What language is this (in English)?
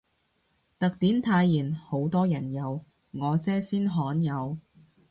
Cantonese